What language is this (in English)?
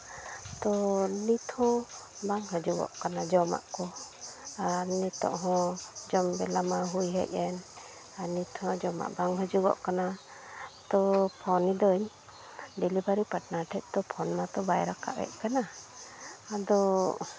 Santali